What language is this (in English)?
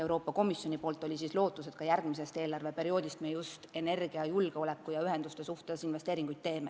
Estonian